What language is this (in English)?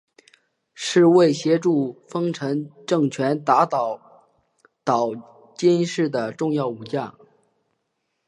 Chinese